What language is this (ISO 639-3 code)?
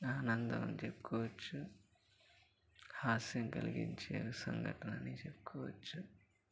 tel